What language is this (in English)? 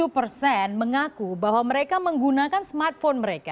Indonesian